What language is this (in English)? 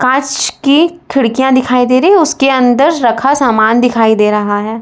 Hindi